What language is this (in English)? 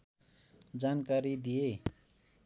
Nepali